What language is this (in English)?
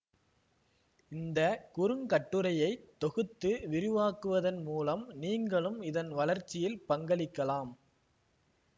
Tamil